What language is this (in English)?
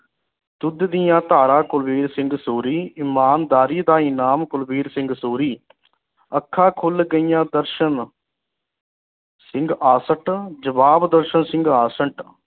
Punjabi